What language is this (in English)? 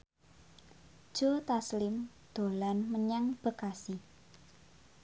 Javanese